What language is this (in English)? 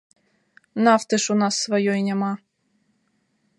Belarusian